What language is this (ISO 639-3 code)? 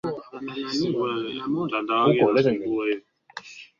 swa